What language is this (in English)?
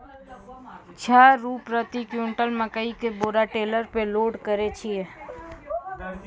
Maithili